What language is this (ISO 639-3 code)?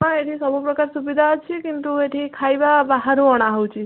ori